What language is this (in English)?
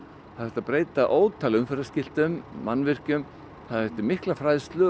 Icelandic